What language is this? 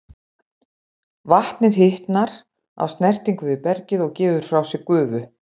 Icelandic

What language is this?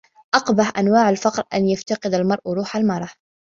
Arabic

